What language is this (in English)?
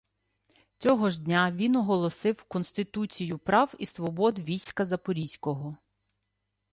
Ukrainian